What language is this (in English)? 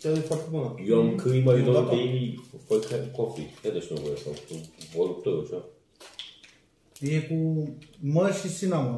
Romanian